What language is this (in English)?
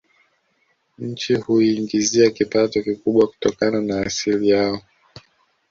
Swahili